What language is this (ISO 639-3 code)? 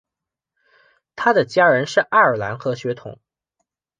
zho